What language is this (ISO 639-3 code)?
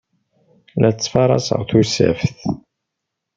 kab